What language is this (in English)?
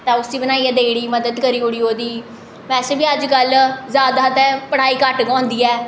Dogri